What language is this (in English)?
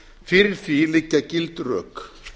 Icelandic